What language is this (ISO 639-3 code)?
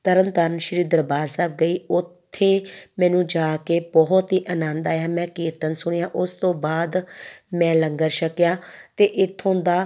pan